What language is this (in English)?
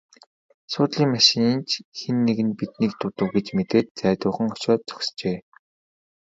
Mongolian